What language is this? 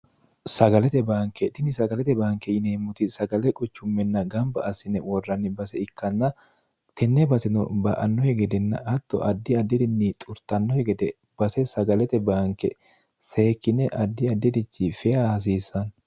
Sidamo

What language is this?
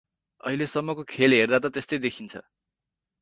Nepali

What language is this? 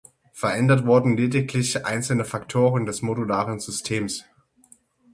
German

